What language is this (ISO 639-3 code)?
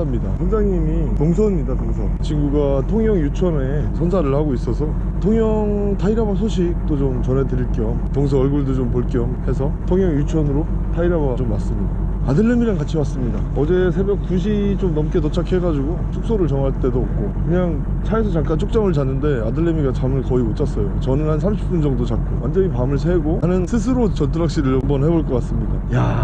kor